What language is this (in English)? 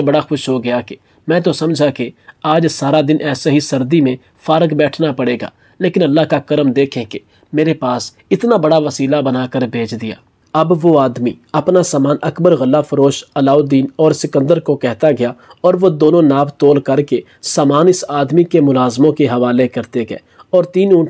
Hindi